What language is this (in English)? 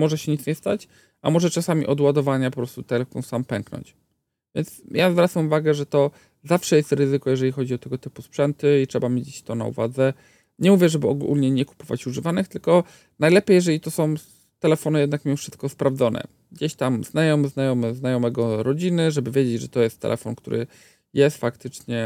Polish